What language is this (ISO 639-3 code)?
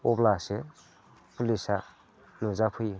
brx